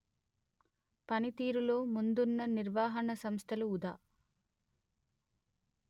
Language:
Telugu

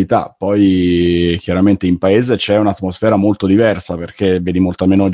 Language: Italian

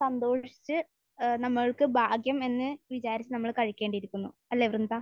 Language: Malayalam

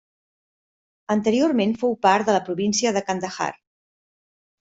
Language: Catalan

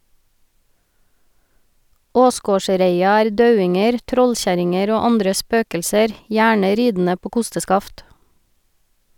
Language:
Norwegian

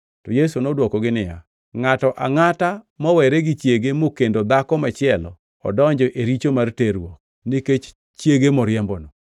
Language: Luo (Kenya and Tanzania)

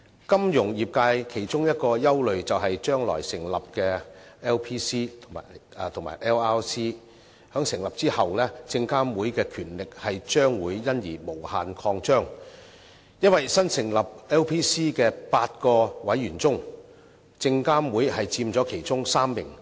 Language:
Cantonese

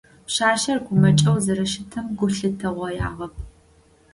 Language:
Adyghe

